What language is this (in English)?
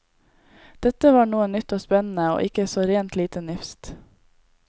Norwegian